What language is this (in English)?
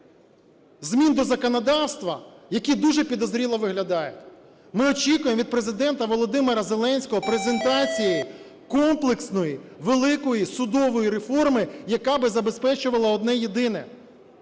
Ukrainian